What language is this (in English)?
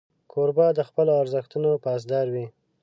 Pashto